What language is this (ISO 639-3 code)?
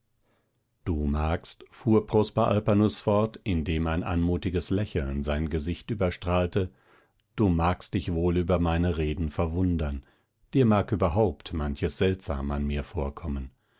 deu